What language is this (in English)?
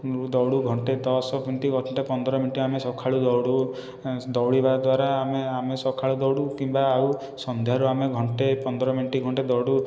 Odia